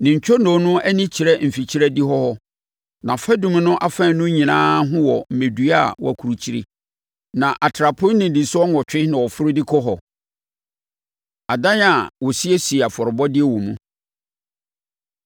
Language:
Akan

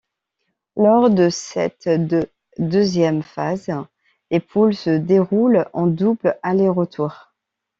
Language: French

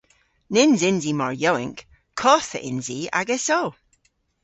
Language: Cornish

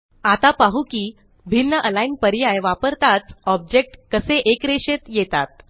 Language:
Marathi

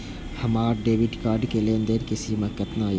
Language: Maithili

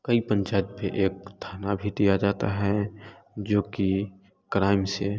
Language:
Hindi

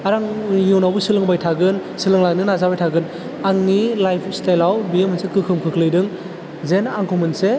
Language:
Bodo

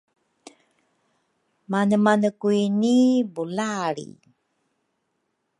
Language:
Rukai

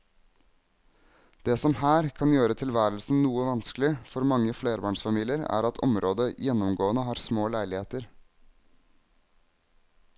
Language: Norwegian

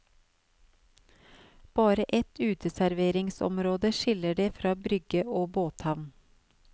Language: Norwegian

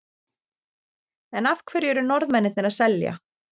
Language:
Icelandic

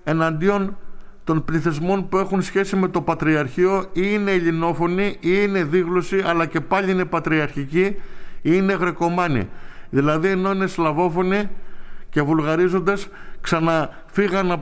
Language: Greek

